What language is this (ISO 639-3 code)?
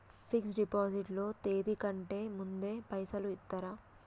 tel